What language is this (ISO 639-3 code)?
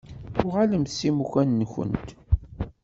kab